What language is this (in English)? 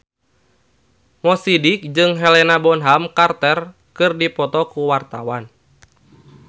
Sundanese